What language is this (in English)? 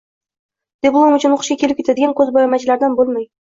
Uzbek